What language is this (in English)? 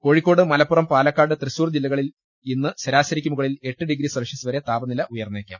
Malayalam